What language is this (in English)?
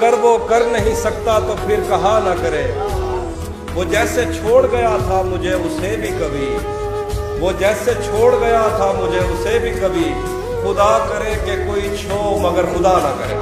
Urdu